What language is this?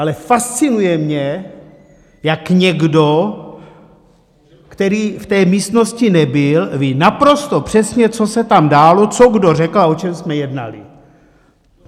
Czech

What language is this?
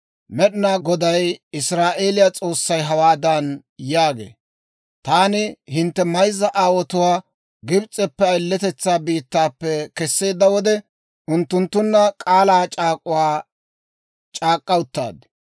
Dawro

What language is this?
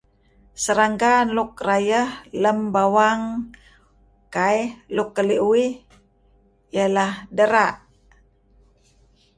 Kelabit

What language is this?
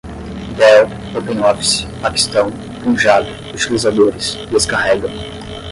Portuguese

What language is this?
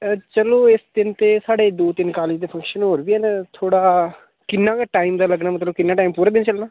Dogri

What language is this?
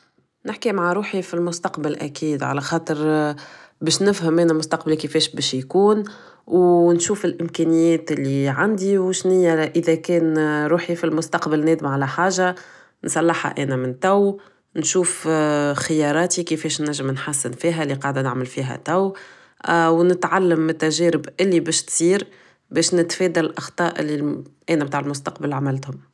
Tunisian Arabic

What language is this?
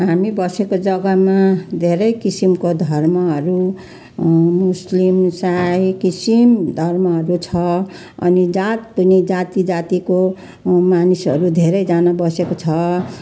Nepali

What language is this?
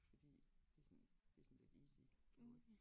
Danish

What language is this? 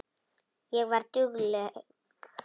Icelandic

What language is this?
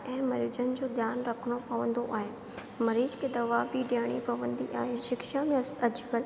Sindhi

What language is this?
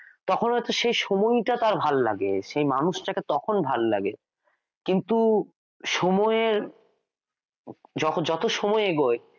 Bangla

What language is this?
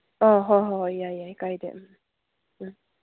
Manipuri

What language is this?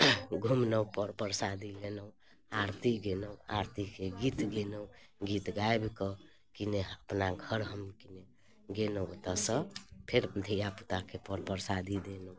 Maithili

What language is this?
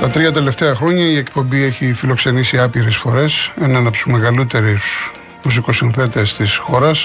Greek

